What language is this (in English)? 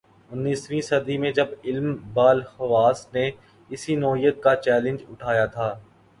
Urdu